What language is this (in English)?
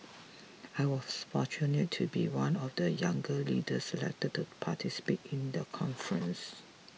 English